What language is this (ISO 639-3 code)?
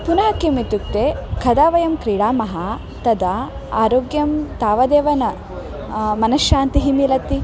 san